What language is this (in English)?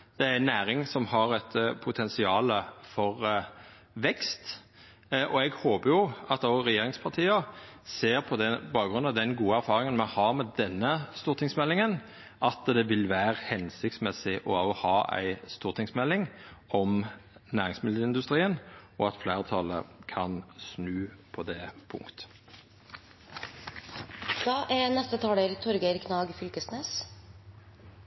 Norwegian Nynorsk